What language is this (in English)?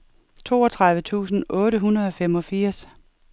Danish